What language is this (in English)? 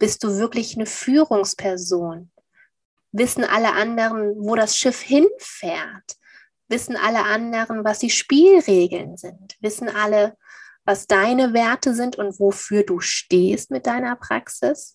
German